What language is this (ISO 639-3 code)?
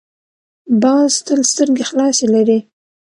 pus